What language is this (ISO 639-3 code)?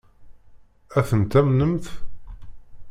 kab